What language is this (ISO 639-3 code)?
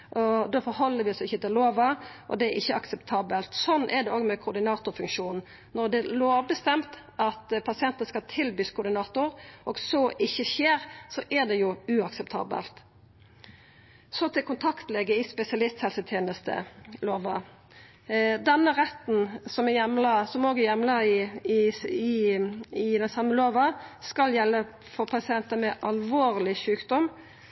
nno